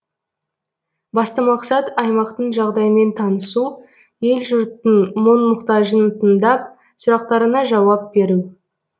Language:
Kazakh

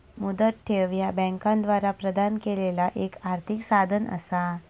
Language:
Marathi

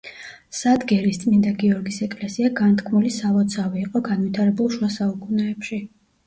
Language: Georgian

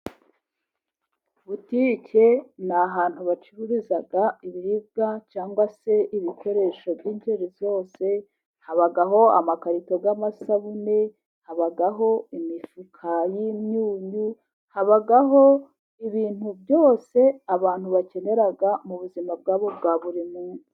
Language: Kinyarwanda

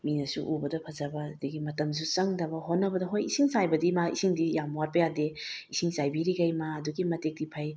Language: Manipuri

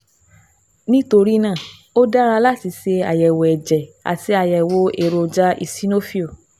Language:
Yoruba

